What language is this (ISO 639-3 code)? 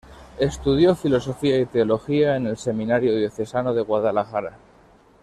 spa